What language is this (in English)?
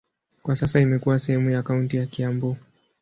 Swahili